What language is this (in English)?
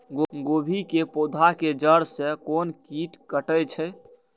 Maithili